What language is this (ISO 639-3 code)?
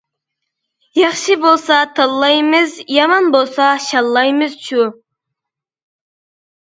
uig